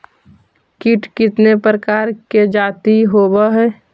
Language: Magahi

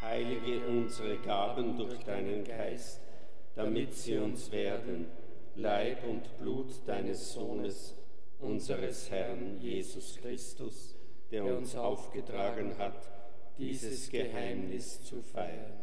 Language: German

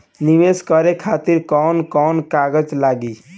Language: Bhojpuri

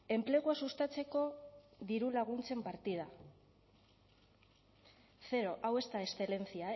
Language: Basque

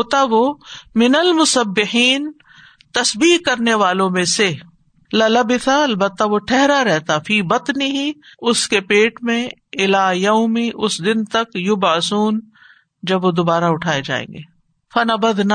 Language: Urdu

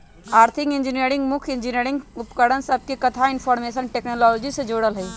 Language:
Magahi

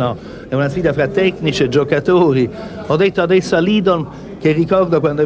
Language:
Italian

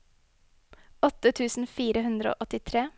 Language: Norwegian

